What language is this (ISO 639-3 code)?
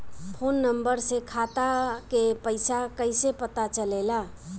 bho